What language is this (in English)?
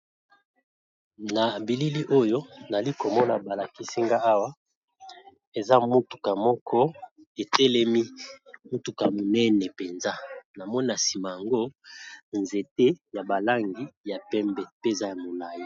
Lingala